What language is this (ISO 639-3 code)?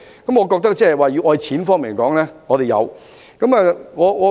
yue